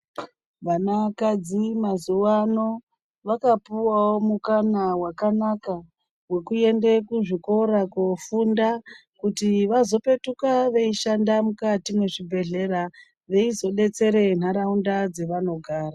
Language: Ndau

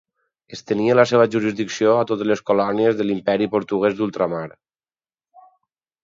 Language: Catalan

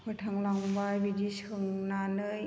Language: Bodo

